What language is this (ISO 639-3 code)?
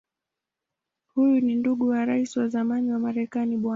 swa